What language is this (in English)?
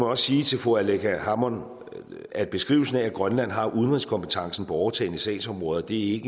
Danish